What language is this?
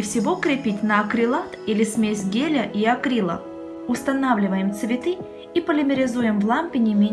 Russian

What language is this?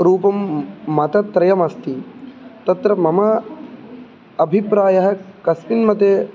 Sanskrit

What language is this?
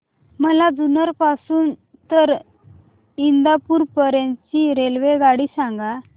Marathi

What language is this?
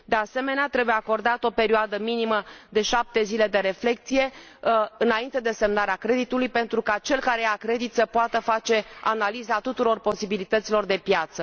Romanian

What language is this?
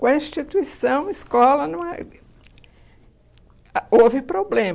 Portuguese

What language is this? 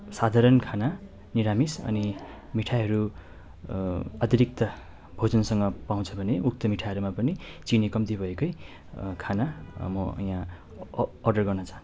Nepali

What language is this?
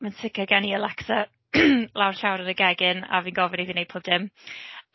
Welsh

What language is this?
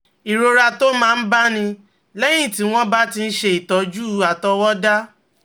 Yoruba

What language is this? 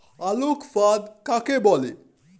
Bangla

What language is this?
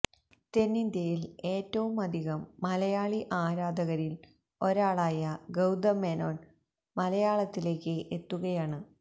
Malayalam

